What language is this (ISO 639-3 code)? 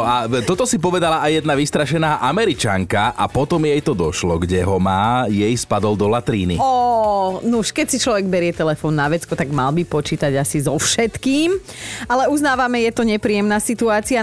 slk